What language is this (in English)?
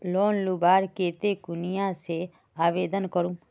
Magahi